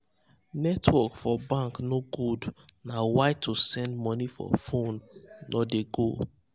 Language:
Nigerian Pidgin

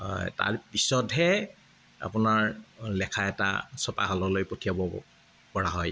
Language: Assamese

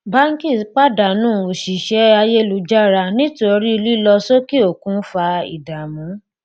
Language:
Yoruba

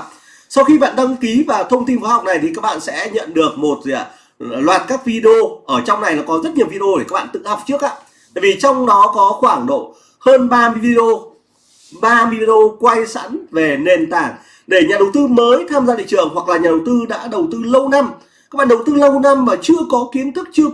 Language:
Vietnamese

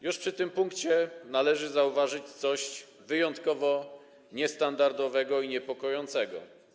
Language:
Polish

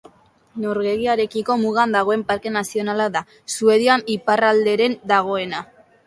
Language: Basque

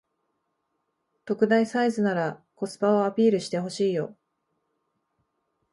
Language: Japanese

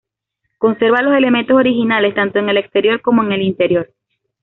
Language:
Spanish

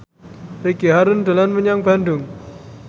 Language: Javanese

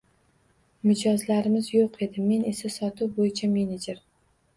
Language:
Uzbek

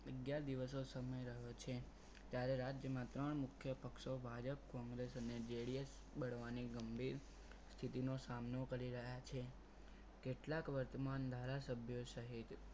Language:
Gujarati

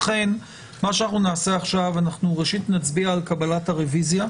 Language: Hebrew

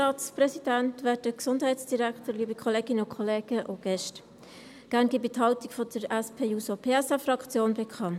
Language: Swiss German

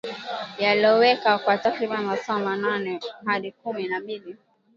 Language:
Swahili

